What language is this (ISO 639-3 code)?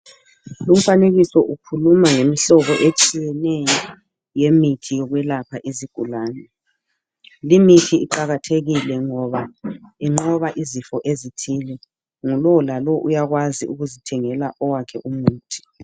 nde